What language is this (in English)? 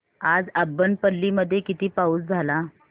Marathi